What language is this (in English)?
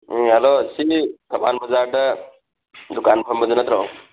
Manipuri